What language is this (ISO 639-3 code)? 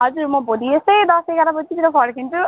nep